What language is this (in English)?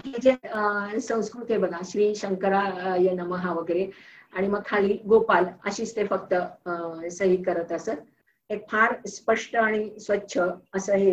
Marathi